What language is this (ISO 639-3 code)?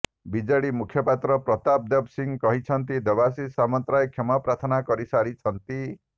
ori